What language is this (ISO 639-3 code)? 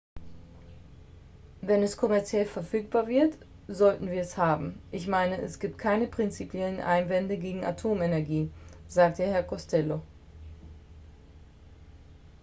deu